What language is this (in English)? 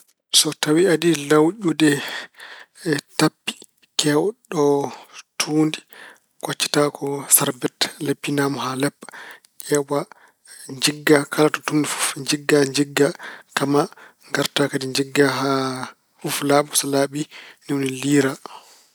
Fula